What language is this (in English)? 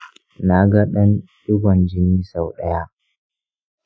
Hausa